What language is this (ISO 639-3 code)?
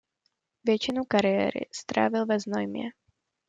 ces